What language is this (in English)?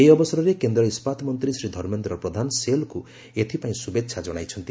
Odia